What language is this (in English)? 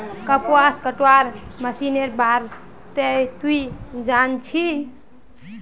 Magahi